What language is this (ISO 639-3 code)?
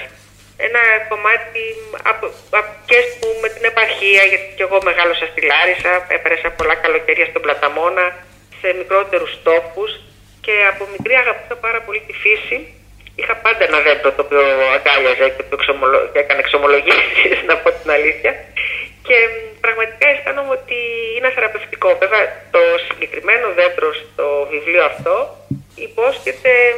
ell